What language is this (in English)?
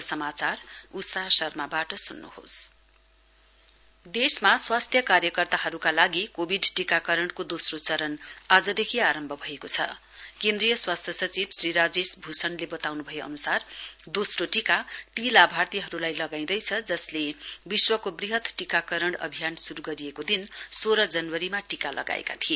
Nepali